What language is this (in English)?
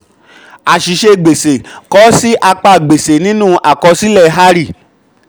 Yoruba